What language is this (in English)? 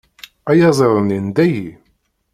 Kabyle